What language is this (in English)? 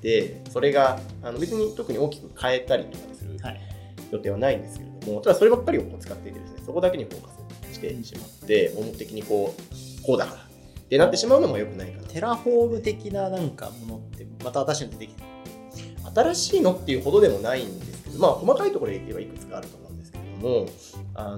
Japanese